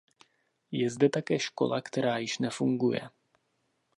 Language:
Czech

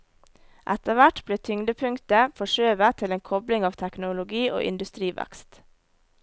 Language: Norwegian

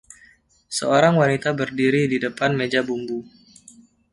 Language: Indonesian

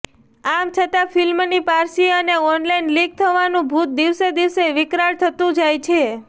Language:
Gujarati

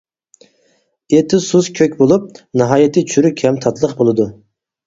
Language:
Uyghur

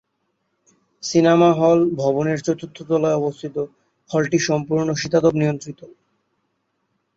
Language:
Bangla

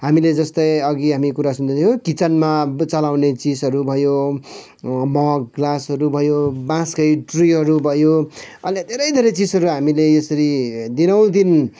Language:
Nepali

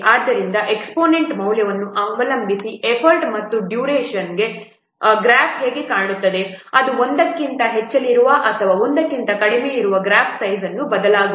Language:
Kannada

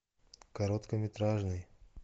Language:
Russian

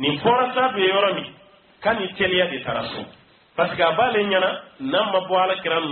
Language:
Romanian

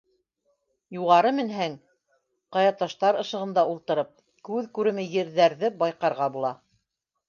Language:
Bashkir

